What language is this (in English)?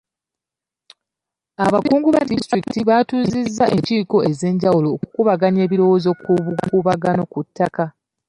Ganda